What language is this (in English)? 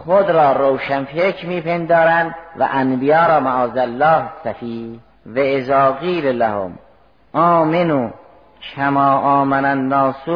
Persian